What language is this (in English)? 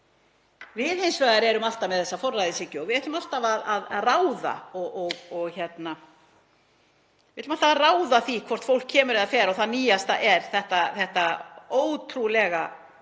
Icelandic